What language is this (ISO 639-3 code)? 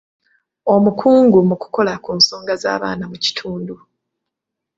lug